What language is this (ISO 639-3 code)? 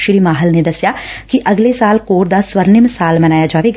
pan